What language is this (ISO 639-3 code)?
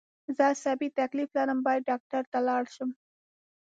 pus